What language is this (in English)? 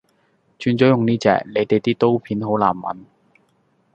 Cantonese